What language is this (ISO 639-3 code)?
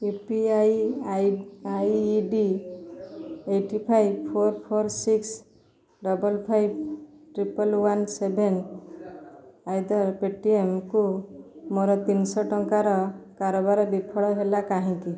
ori